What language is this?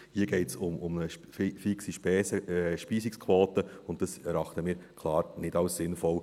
Swiss German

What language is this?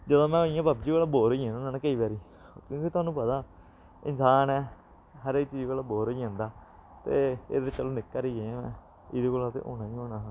Dogri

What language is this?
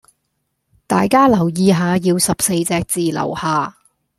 Cantonese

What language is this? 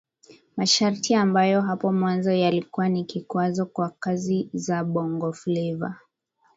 Swahili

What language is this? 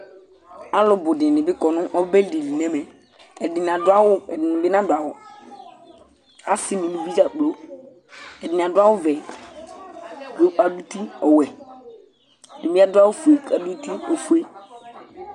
Ikposo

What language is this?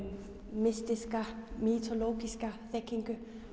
Icelandic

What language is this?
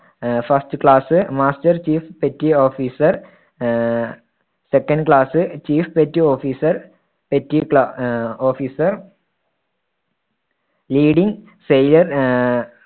Malayalam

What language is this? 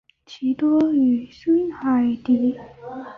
Chinese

